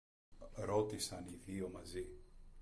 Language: Greek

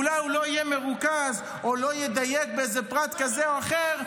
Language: Hebrew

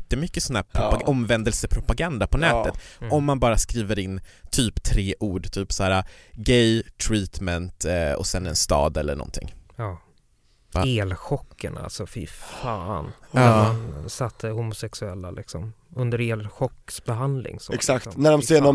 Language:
Swedish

